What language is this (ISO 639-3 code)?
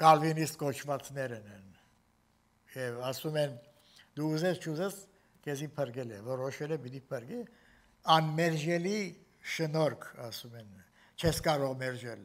tur